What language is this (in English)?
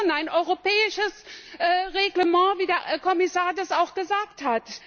German